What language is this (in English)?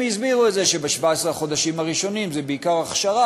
Hebrew